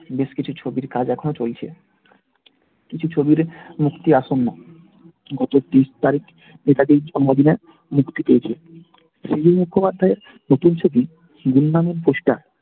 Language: Bangla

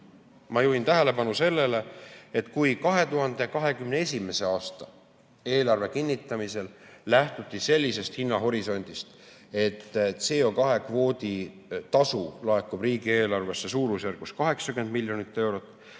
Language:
Estonian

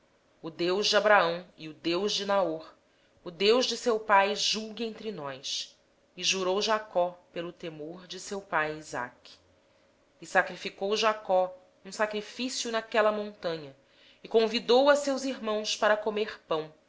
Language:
Portuguese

